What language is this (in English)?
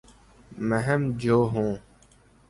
Urdu